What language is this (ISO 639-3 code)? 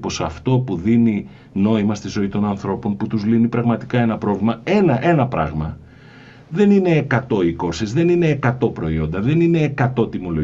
ell